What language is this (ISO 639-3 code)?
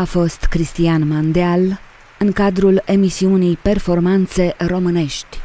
ron